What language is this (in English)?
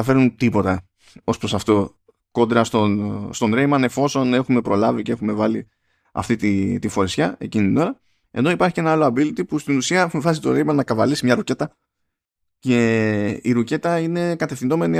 Greek